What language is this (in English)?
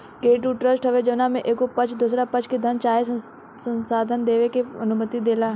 Bhojpuri